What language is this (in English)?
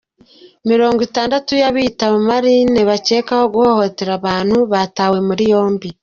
Kinyarwanda